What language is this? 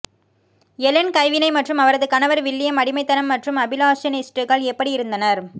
Tamil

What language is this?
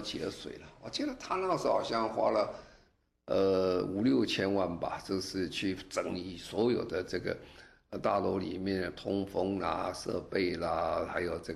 Chinese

